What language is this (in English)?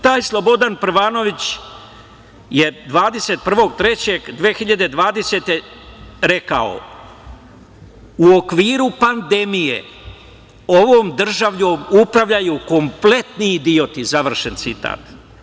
Serbian